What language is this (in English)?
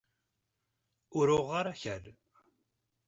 Kabyle